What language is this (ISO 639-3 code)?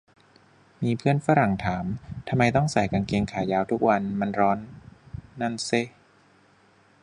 tha